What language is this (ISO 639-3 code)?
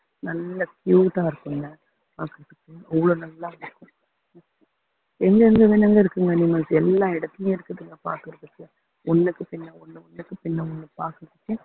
tam